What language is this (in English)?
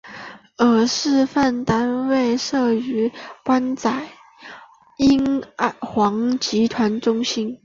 Chinese